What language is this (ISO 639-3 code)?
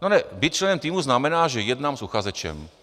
ces